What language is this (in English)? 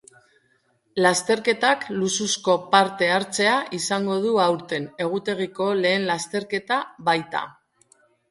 Basque